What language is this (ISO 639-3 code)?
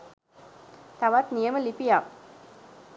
sin